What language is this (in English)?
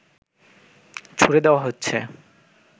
Bangla